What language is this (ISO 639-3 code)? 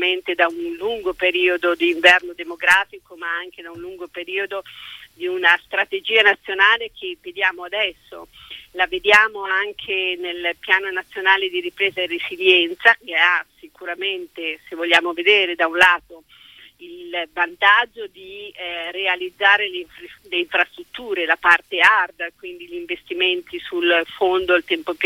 ita